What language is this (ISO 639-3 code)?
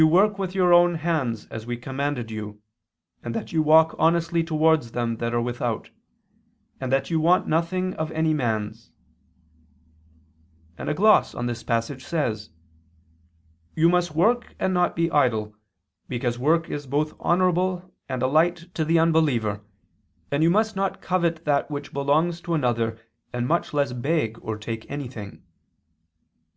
eng